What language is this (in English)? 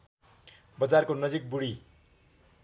Nepali